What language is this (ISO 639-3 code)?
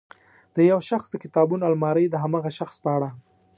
pus